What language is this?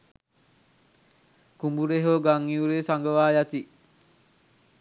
Sinhala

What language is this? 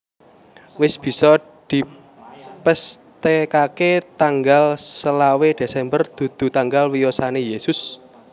Javanese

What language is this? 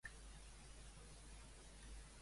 Catalan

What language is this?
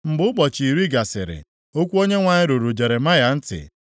Igbo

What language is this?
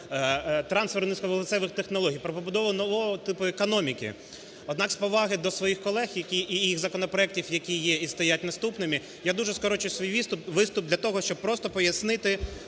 Ukrainian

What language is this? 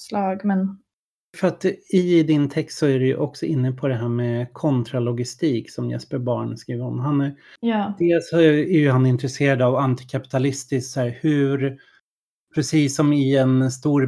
Swedish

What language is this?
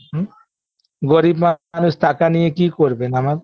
Bangla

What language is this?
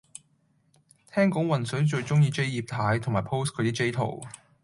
Cantonese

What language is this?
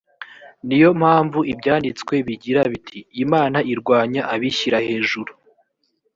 Kinyarwanda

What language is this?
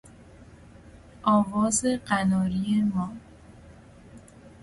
Persian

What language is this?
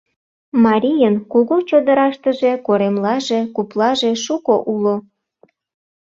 Mari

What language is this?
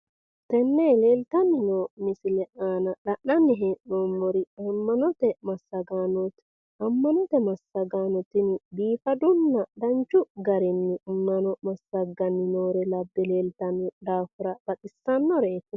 Sidamo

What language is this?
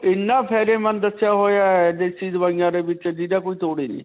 Punjabi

